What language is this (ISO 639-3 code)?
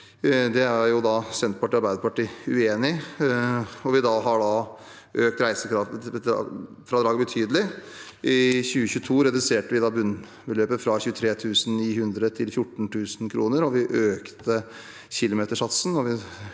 nor